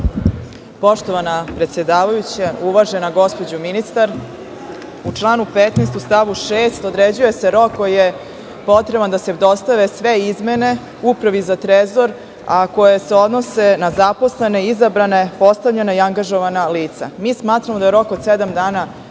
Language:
Serbian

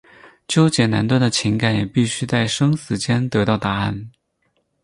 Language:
Chinese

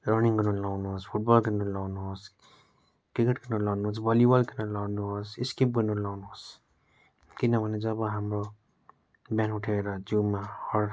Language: Nepali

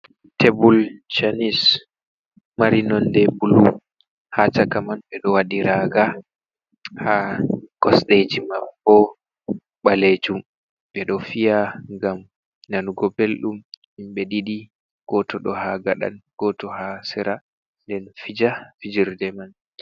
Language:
Fula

